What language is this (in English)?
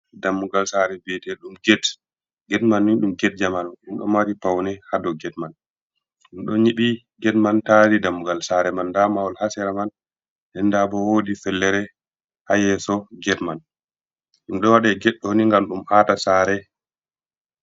Fula